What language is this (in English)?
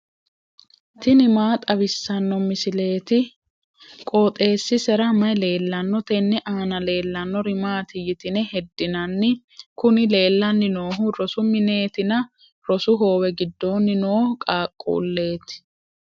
Sidamo